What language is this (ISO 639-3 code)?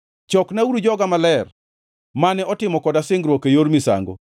luo